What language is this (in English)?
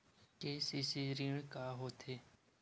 Chhattisgarhi